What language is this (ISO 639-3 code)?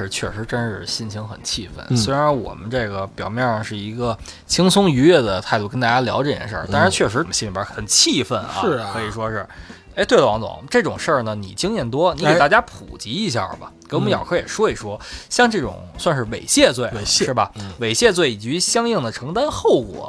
zho